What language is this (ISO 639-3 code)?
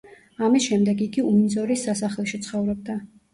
kat